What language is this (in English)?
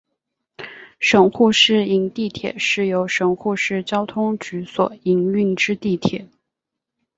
Chinese